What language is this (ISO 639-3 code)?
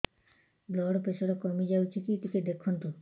ori